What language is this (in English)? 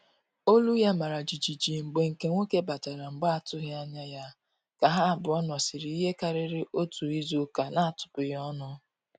Igbo